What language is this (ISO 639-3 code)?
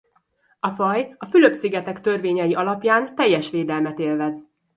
hun